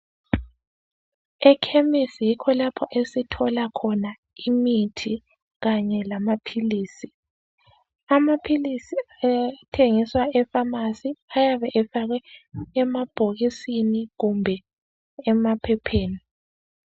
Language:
North Ndebele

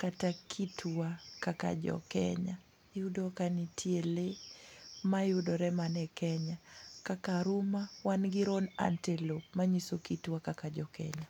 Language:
Luo (Kenya and Tanzania)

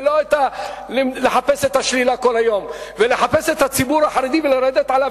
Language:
Hebrew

